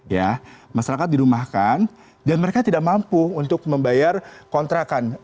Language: Indonesian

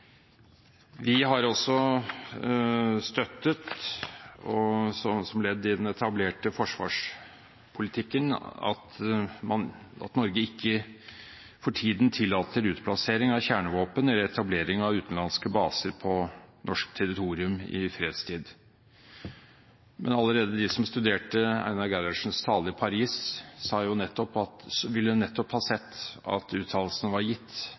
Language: Norwegian Bokmål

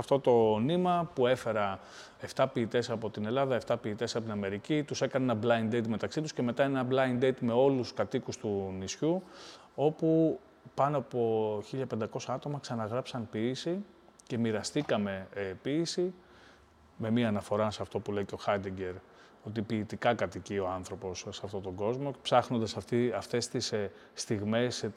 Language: Greek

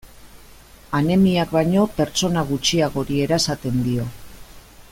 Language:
Basque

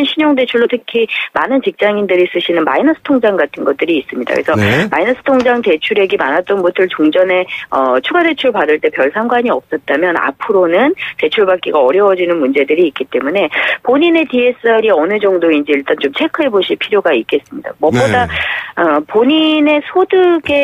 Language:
Korean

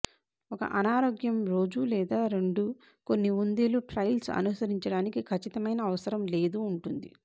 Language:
Telugu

